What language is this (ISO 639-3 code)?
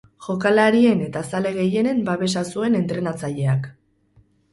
eus